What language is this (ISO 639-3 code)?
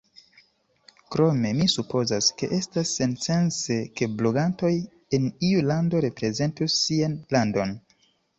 epo